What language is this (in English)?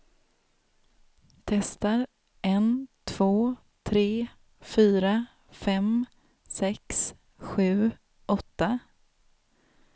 Swedish